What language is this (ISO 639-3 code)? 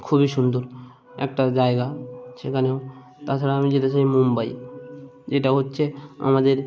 ben